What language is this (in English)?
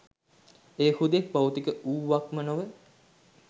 Sinhala